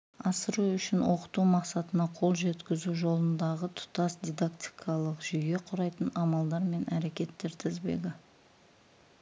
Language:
Kazakh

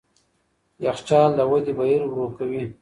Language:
Pashto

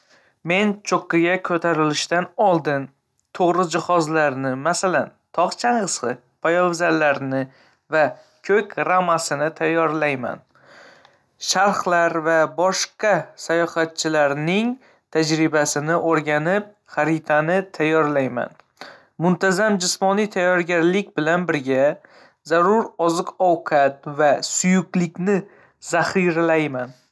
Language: Uzbek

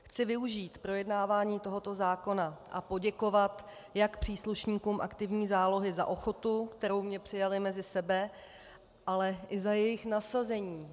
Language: Czech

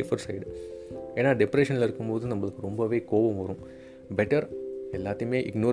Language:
Tamil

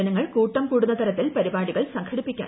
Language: Malayalam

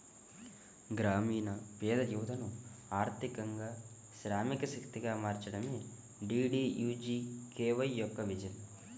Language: Telugu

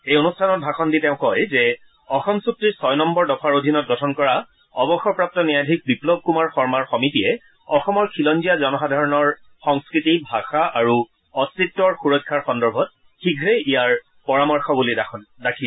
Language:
Assamese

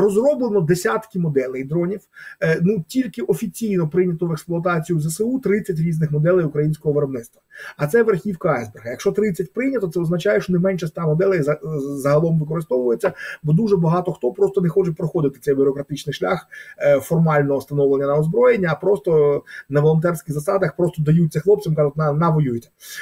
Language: Ukrainian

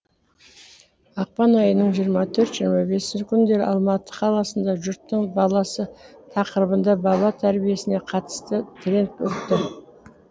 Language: Kazakh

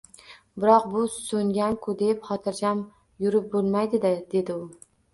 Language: Uzbek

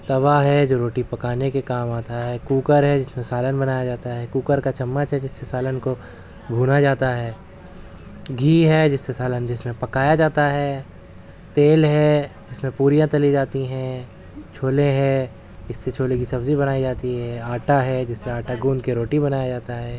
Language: Urdu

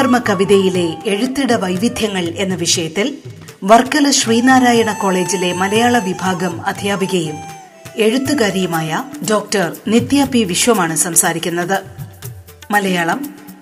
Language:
Malayalam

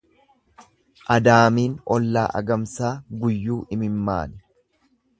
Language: Oromo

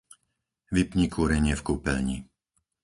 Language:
Slovak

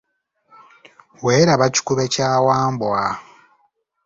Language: Ganda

